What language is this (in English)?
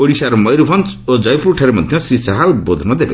Odia